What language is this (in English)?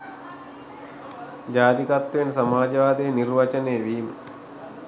Sinhala